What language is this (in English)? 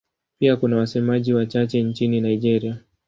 Swahili